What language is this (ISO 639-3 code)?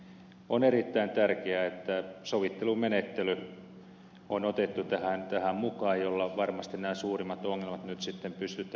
fin